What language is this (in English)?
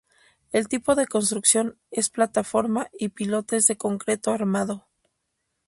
Spanish